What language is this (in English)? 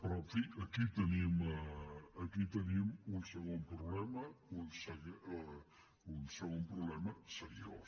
Catalan